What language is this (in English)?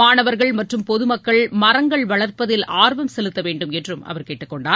Tamil